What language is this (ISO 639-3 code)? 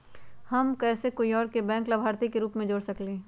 mag